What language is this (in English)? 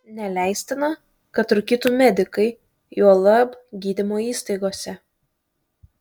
Lithuanian